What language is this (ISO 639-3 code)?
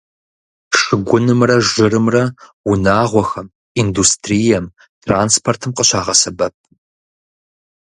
kbd